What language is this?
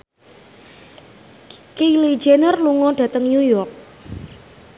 Javanese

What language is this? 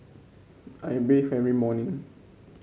English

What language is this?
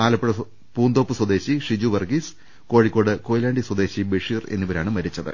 Malayalam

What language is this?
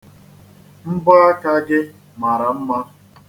Igbo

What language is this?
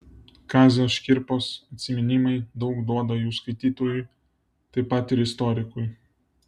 Lithuanian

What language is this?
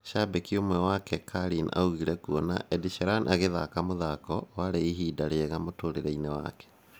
Kikuyu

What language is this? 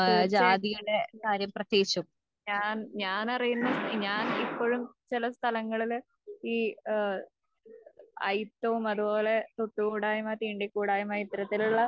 Malayalam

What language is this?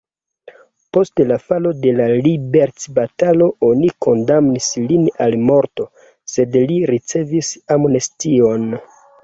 Esperanto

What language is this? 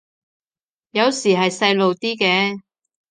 Cantonese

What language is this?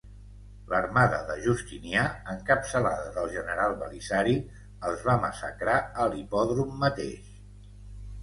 Catalan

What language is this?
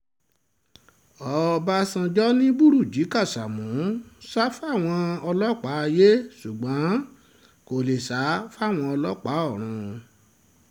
Yoruba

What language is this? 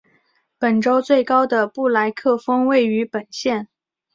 Chinese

